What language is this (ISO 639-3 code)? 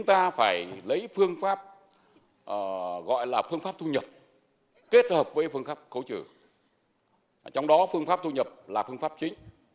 vie